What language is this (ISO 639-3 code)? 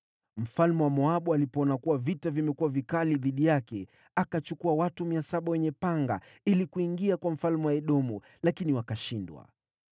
swa